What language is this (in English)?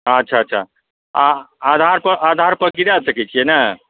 Maithili